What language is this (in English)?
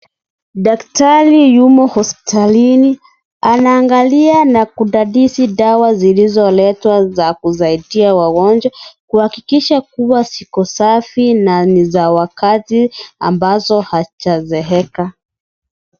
Swahili